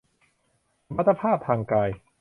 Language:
Thai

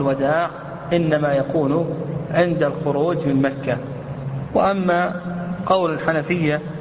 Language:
Arabic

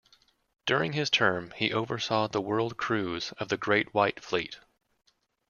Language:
English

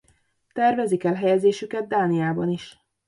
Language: Hungarian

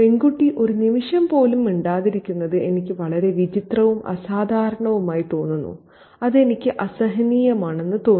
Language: Malayalam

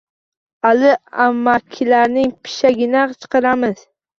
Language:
Uzbek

